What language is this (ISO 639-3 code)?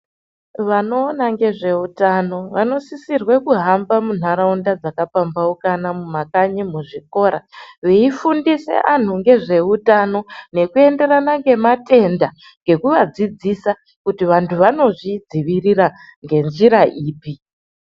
ndc